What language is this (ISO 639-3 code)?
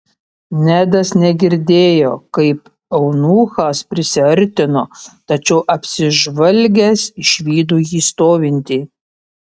lit